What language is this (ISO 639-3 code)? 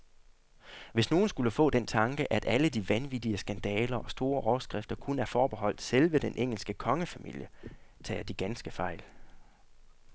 dan